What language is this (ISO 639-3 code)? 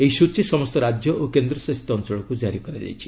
ori